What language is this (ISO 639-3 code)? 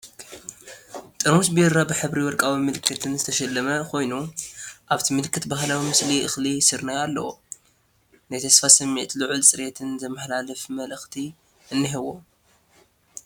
tir